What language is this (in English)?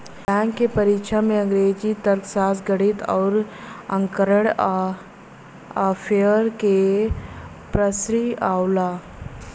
Bhojpuri